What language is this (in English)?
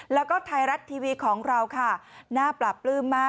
Thai